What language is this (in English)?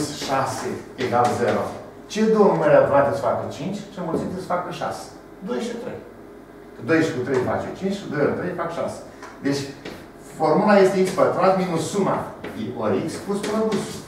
Romanian